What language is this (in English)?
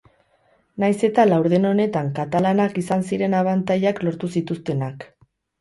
Basque